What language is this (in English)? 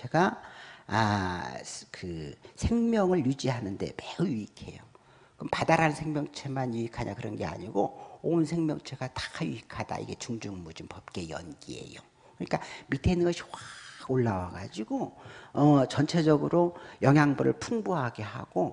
Korean